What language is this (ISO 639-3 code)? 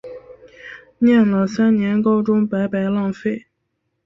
zho